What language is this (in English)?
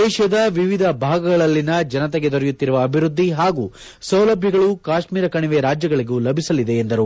Kannada